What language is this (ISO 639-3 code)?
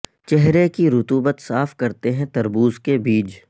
urd